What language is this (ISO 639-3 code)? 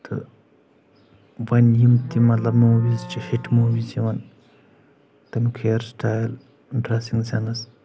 kas